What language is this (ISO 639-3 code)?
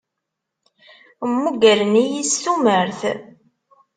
kab